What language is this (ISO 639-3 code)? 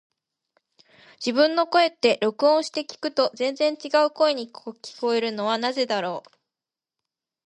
jpn